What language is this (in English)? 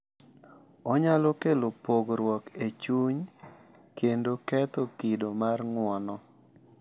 Luo (Kenya and Tanzania)